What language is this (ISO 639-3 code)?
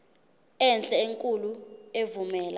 zul